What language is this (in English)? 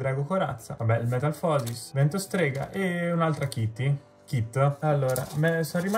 Italian